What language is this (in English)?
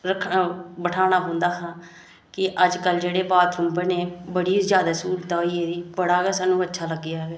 Dogri